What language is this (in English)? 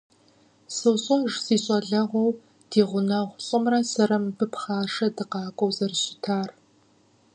Kabardian